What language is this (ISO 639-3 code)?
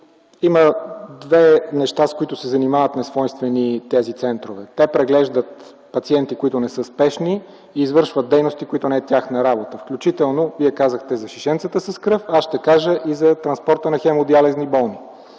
bul